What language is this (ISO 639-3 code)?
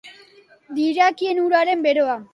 eus